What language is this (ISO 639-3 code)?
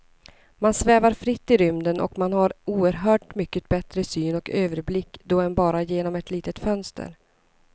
swe